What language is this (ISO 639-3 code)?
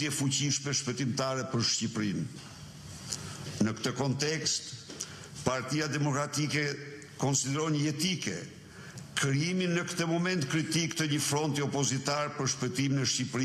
ron